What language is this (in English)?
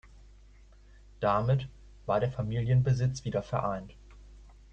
German